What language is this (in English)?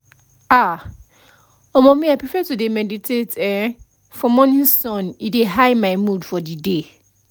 Nigerian Pidgin